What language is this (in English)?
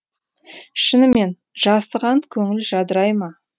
Kazakh